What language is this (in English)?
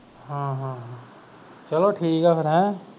Punjabi